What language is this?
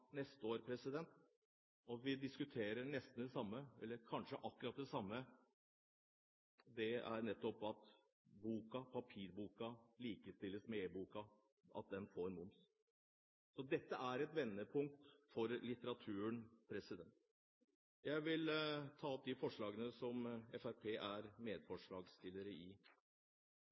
Norwegian Bokmål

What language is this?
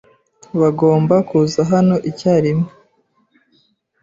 Kinyarwanda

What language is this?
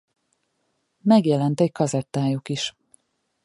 Hungarian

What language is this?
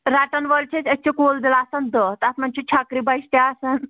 Kashmiri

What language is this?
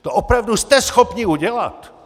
Czech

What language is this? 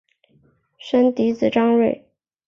Chinese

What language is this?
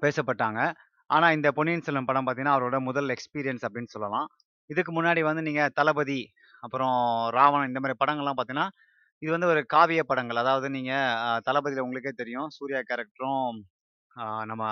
Tamil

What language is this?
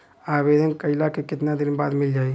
Bhojpuri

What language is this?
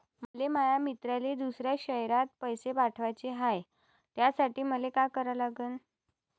Marathi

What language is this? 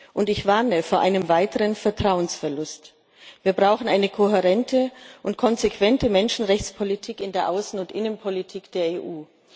German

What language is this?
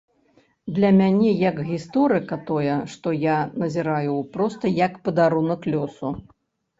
Belarusian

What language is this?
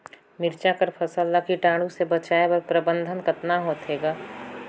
Chhattisgarhi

